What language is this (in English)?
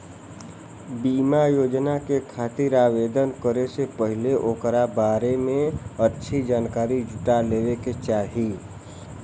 Bhojpuri